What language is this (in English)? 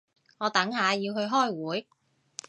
Cantonese